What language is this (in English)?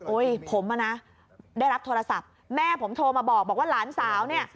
Thai